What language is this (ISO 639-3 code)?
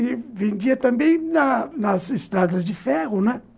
por